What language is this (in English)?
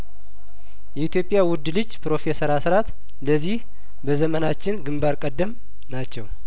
Amharic